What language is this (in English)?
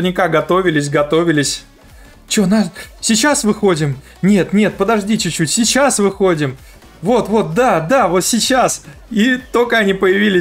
Russian